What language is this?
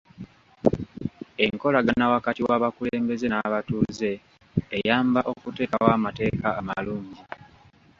Ganda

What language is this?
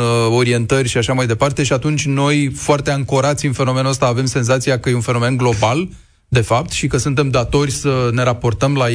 Romanian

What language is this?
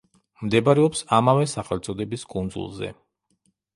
Georgian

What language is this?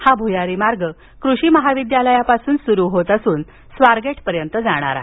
Marathi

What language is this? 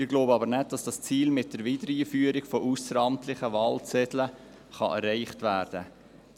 Swiss German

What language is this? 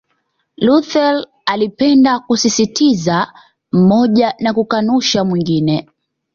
Swahili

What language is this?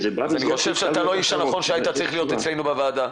Hebrew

